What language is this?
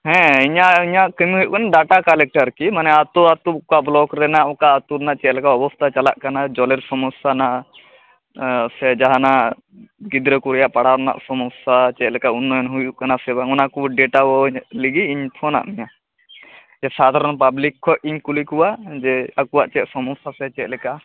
Santali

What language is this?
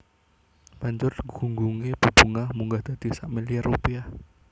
Javanese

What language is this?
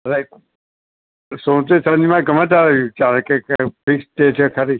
Gujarati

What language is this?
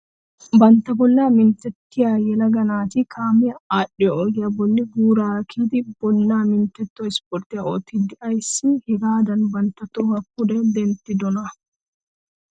Wolaytta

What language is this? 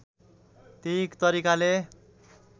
Nepali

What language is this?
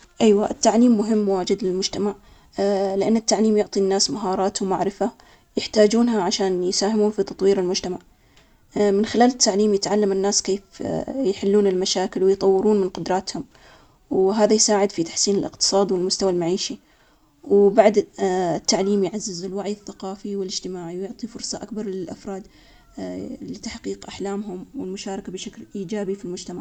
Omani Arabic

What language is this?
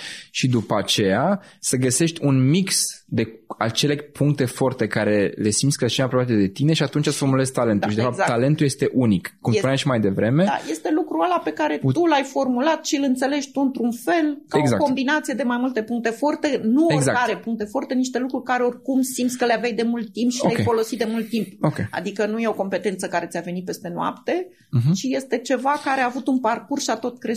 Romanian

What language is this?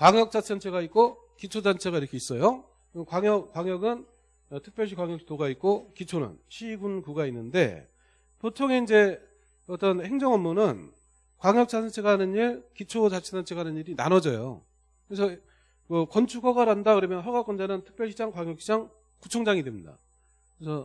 Korean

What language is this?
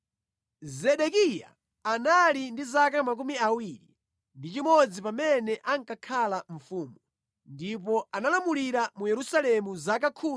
Nyanja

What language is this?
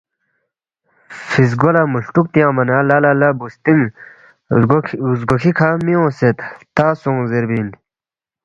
Balti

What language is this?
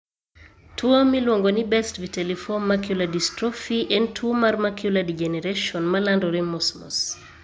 Luo (Kenya and Tanzania)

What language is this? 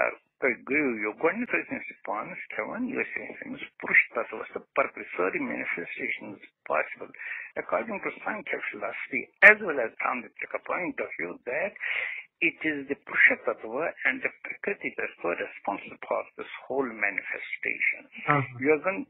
Romanian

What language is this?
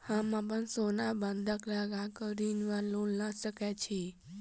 Maithili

